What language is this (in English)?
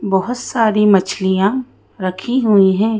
Hindi